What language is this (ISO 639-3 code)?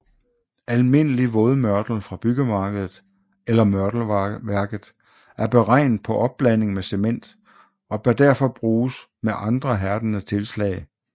dan